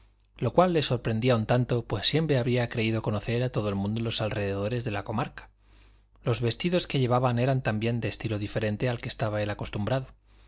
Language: Spanish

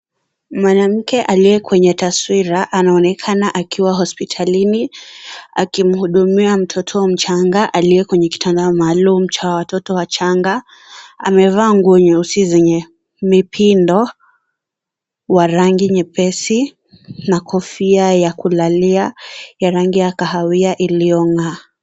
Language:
Swahili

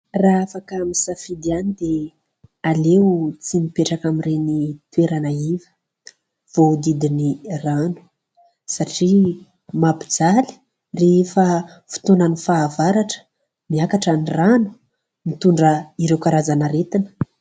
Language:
Malagasy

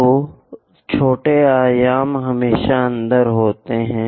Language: Hindi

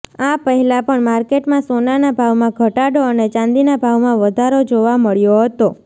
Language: Gujarati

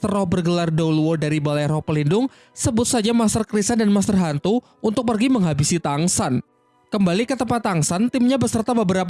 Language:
Indonesian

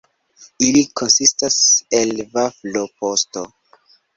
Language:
Esperanto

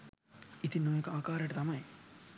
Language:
Sinhala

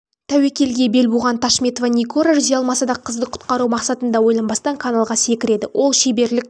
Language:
Kazakh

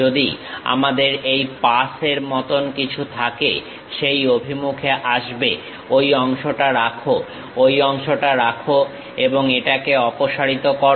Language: Bangla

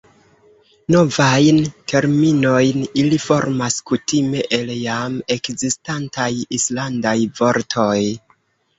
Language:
Esperanto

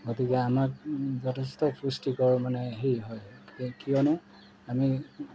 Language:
Assamese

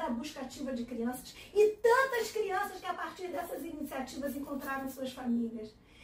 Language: Portuguese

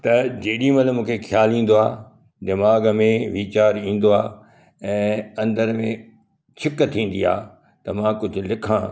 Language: Sindhi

